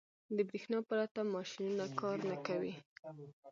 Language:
Pashto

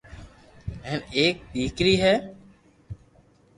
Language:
Loarki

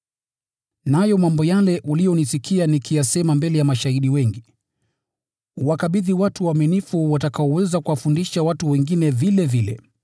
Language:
Swahili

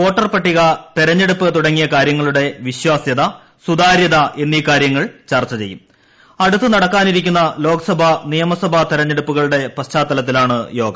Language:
Malayalam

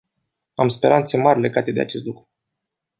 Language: Romanian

